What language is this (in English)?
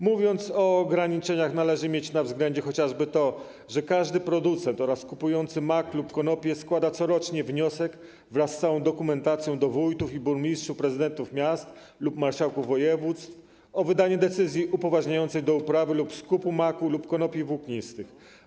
Polish